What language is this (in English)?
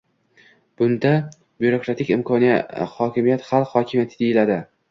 Uzbek